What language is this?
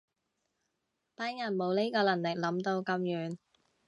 Cantonese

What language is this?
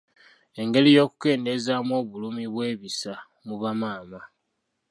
Ganda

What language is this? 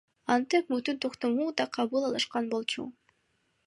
Kyrgyz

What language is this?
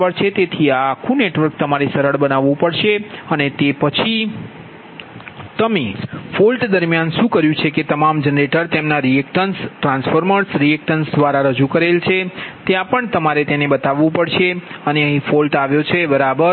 Gujarati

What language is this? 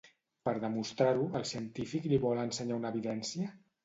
Catalan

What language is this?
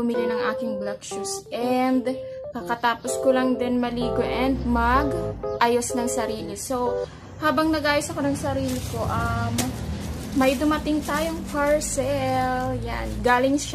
Filipino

